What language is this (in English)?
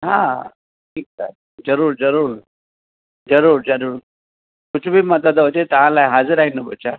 Sindhi